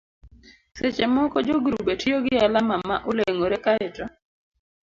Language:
Luo (Kenya and Tanzania)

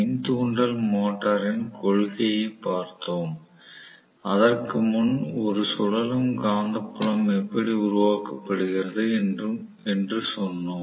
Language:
Tamil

